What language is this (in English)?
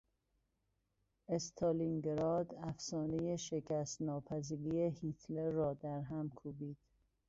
Persian